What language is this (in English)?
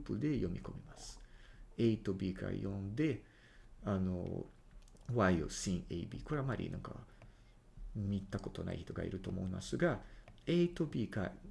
Japanese